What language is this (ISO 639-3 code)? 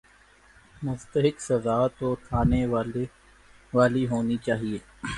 urd